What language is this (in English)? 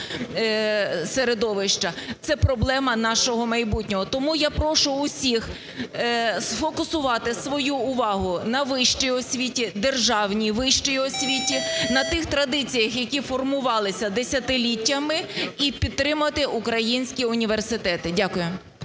Ukrainian